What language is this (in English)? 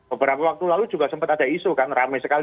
Indonesian